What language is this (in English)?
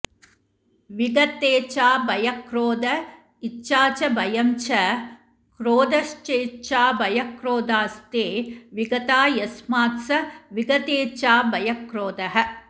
Sanskrit